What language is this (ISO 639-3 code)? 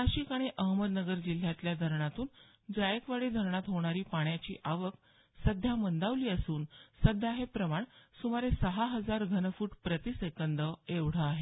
mar